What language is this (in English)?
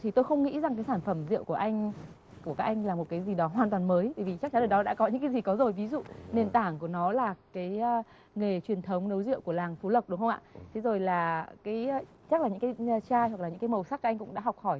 Vietnamese